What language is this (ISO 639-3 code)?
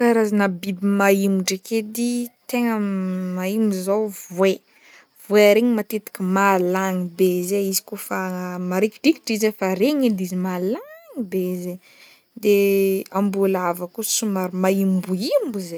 bmm